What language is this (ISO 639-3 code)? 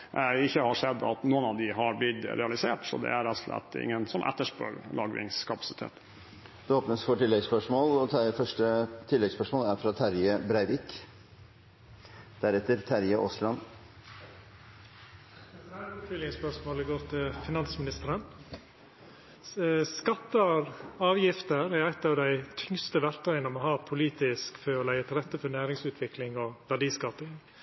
nor